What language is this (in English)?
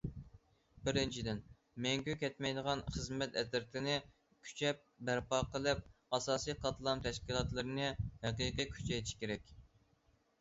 Uyghur